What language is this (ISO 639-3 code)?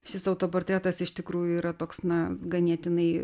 lit